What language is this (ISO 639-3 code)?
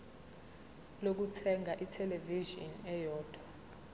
zul